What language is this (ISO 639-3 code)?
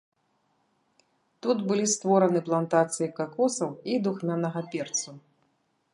bel